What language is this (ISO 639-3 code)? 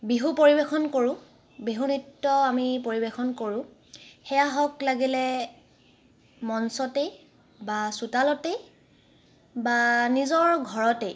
asm